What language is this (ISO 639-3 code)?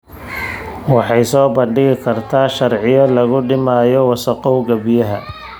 som